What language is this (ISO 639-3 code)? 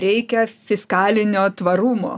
lit